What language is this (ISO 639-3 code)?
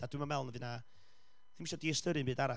cym